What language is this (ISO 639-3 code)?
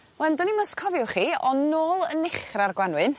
cym